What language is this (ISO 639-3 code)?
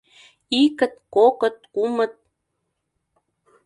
chm